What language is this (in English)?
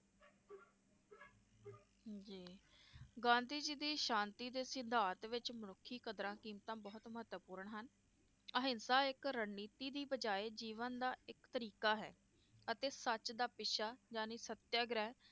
Punjabi